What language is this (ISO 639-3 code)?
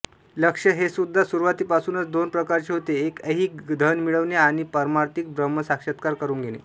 mar